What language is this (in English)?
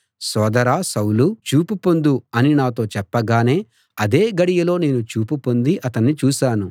Telugu